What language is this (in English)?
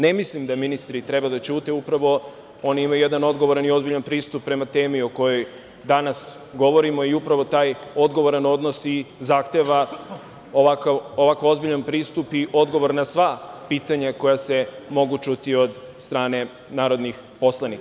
Serbian